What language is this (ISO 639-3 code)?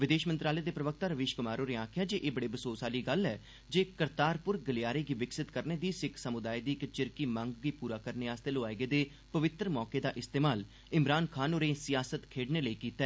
doi